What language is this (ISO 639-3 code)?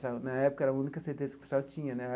por